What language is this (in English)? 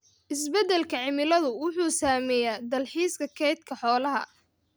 Somali